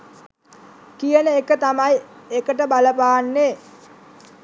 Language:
Sinhala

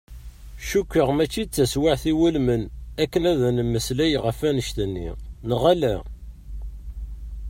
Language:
Kabyle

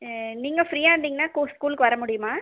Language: Tamil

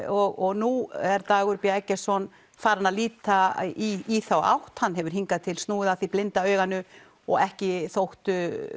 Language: Icelandic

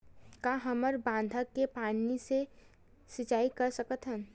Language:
Chhattisgarhi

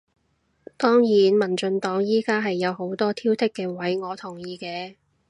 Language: Cantonese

